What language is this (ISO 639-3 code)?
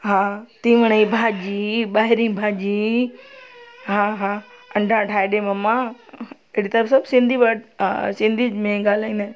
snd